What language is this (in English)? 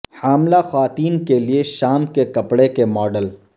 Urdu